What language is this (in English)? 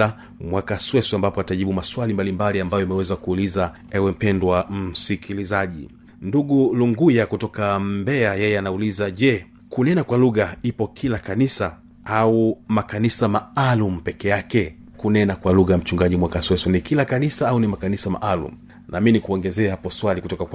Swahili